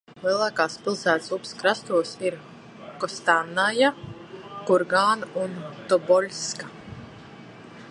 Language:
Latvian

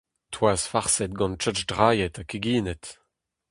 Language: Breton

